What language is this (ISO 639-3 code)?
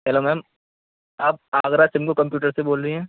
urd